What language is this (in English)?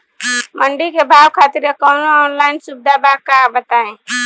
Bhojpuri